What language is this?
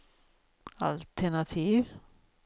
Swedish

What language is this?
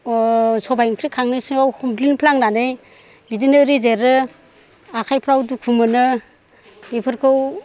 Bodo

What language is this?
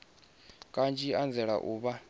Venda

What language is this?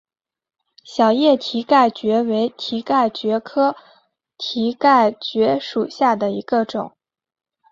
Chinese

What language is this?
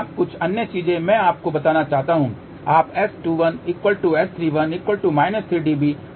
Hindi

